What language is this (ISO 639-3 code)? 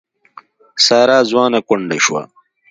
pus